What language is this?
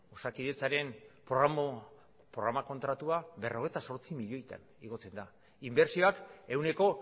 Basque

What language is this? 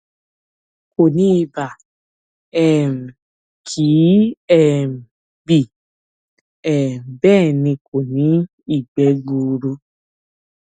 Yoruba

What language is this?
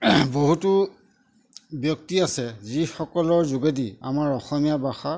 Assamese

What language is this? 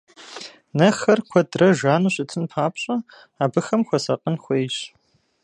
Kabardian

